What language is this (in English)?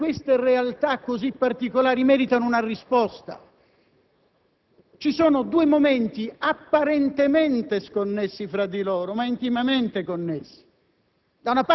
Italian